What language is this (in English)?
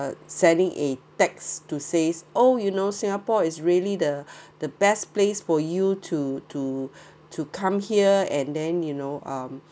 English